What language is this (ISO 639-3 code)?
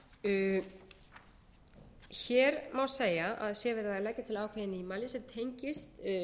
isl